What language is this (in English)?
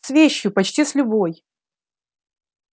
Russian